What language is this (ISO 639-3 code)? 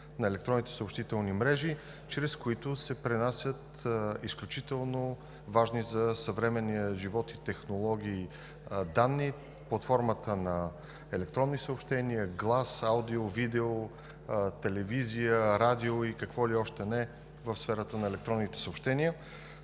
bul